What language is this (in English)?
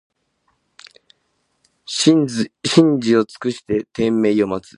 Japanese